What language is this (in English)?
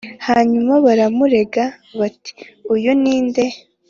Kinyarwanda